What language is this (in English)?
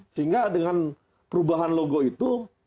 Indonesian